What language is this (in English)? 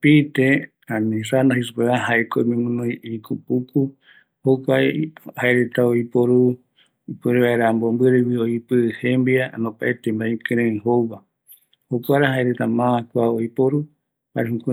Eastern Bolivian Guaraní